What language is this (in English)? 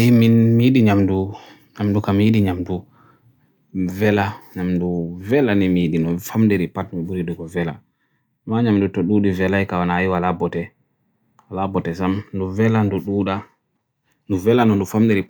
Borgu Fulfulde